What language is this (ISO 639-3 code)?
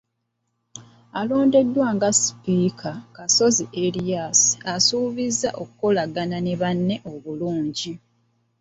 lug